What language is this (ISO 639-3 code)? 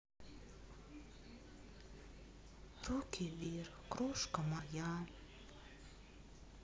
rus